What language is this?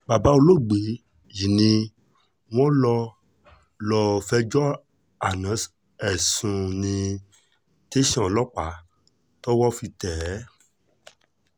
Yoruba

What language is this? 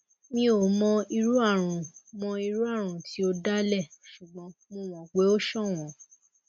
Yoruba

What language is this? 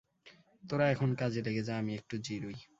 Bangla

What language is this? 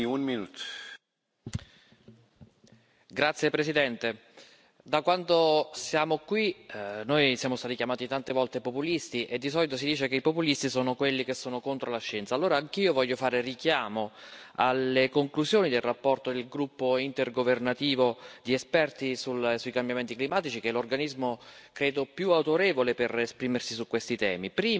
Italian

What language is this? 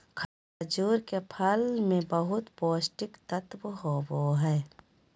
Magahi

